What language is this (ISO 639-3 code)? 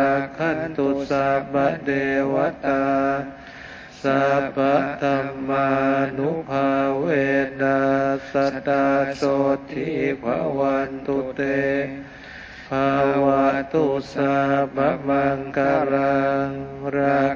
tha